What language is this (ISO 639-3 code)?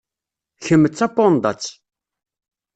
kab